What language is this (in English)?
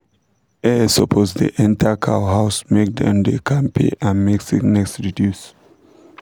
Nigerian Pidgin